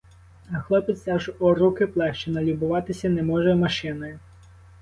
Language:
Ukrainian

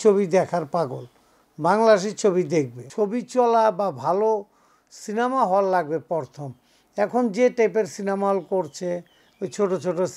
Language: Romanian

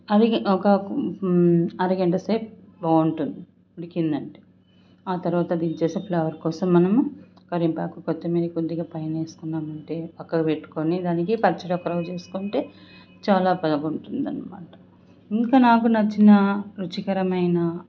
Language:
Telugu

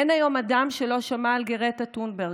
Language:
Hebrew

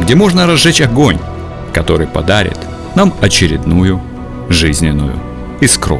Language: Russian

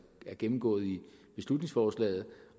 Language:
Danish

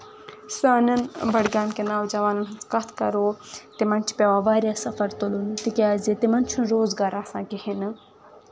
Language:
Kashmiri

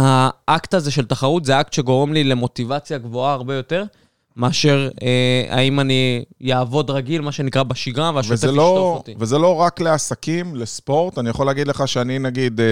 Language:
Hebrew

